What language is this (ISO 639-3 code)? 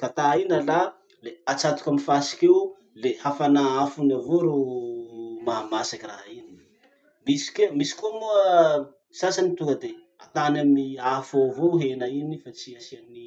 msh